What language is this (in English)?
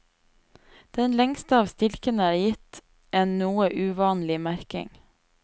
Norwegian